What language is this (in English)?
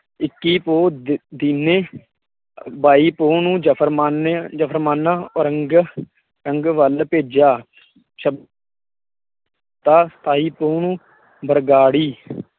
Punjabi